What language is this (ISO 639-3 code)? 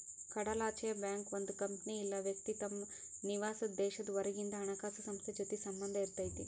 kan